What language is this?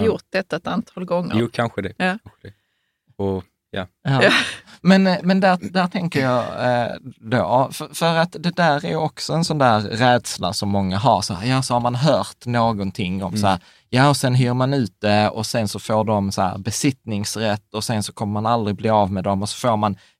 Swedish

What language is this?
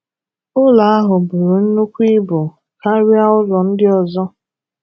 Igbo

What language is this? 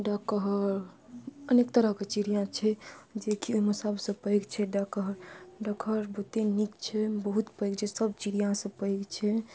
Maithili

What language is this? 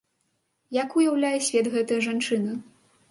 Belarusian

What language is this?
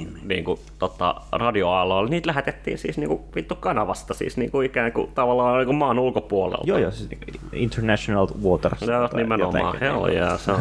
Finnish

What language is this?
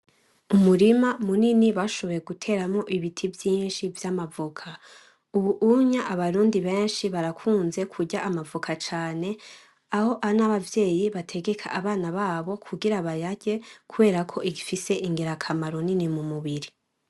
Rundi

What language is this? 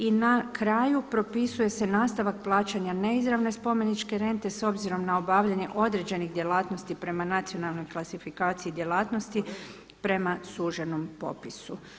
Croatian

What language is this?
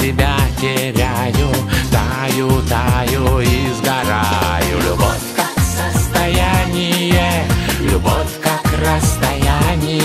Russian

